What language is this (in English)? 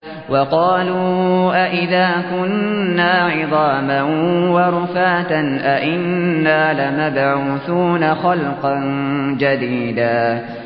Arabic